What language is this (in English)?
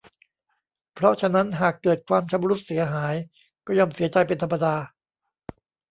Thai